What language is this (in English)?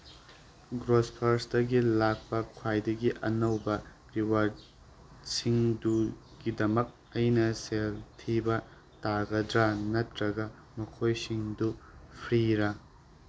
Manipuri